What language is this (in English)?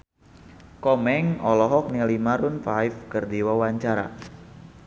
Sundanese